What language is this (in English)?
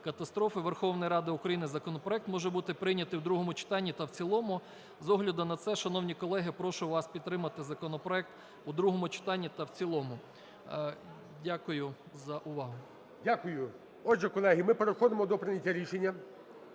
Ukrainian